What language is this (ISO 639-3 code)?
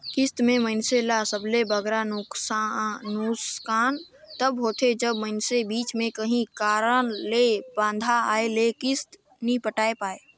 hne